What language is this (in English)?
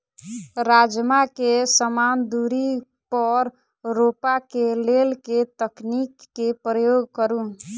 Maithili